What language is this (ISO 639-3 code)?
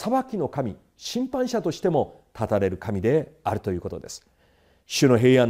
jpn